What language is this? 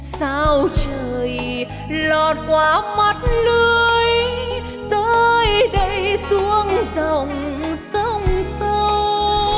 Vietnamese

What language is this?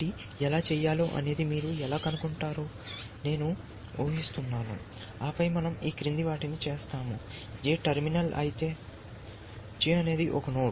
Telugu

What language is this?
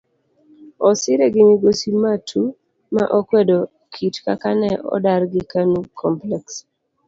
Luo (Kenya and Tanzania)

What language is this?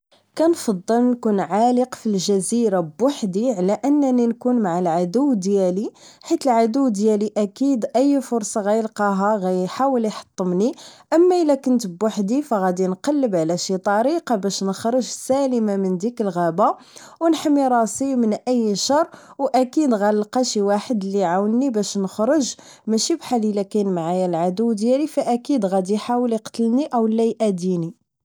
Moroccan Arabic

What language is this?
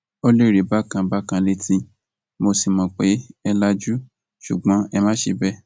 Yoruba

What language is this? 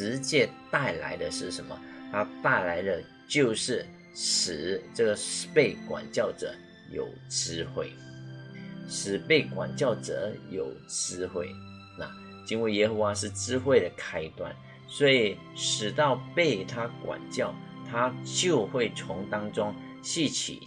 Chinese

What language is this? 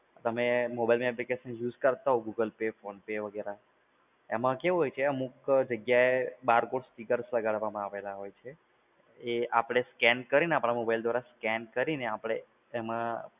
Gujarati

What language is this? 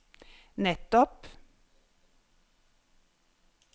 Norwegian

